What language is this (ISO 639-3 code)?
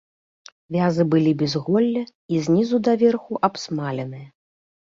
bel